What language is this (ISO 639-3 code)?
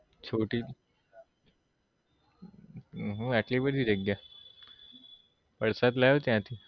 guj